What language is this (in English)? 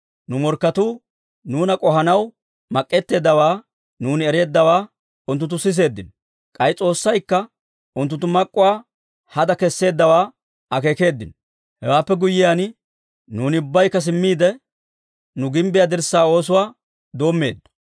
Dawro